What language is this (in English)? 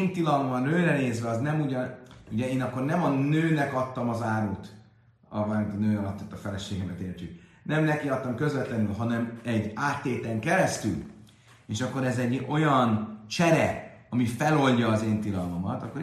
Hungarian